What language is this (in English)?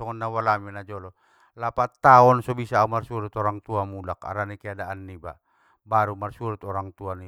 Batak Mandailing